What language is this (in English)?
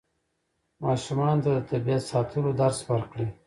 Pashto